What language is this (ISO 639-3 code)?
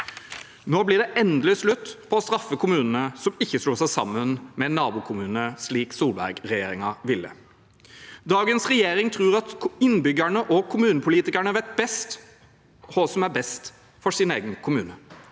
nor